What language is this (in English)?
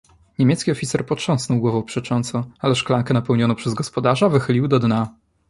Polish